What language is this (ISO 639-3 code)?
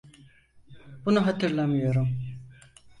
tur